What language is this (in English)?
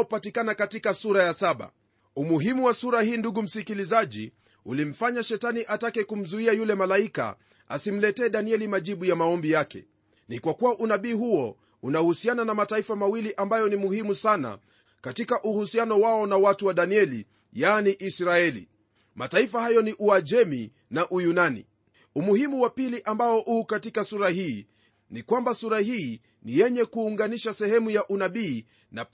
Swahili